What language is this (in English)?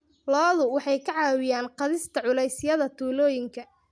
Somali